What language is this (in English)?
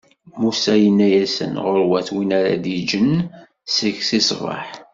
Kabyle